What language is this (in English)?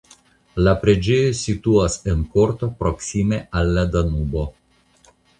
Esperanto